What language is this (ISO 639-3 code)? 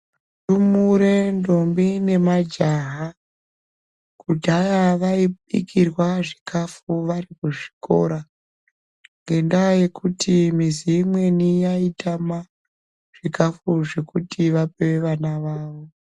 ndc